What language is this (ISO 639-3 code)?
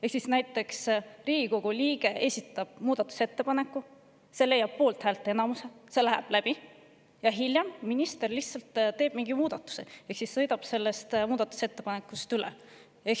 est